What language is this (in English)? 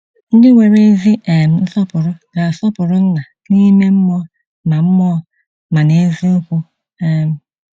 Igbo